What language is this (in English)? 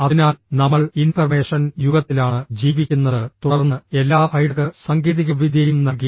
Malayalam